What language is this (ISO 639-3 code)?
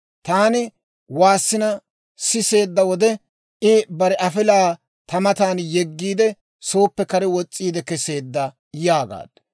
dwr